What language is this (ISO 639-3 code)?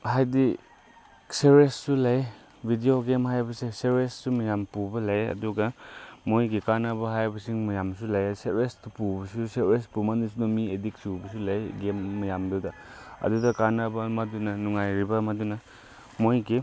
mni